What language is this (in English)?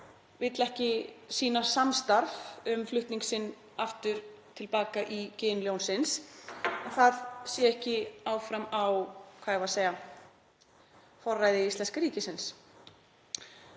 Icelandic